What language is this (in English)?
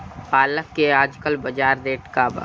Bhojpuri